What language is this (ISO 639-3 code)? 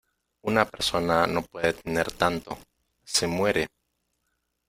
spa